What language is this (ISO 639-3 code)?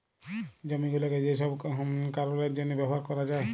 ben